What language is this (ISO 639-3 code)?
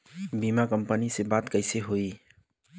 bho